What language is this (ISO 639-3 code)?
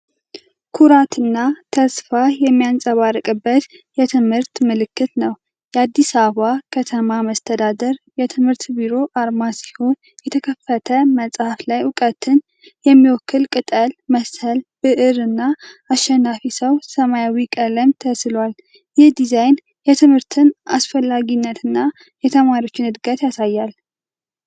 amh